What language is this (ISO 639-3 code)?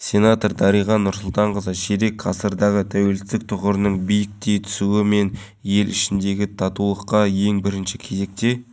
kaz